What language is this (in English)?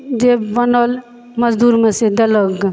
Maithili